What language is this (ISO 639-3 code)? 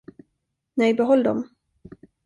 swe